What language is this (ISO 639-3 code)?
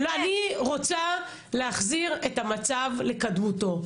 heb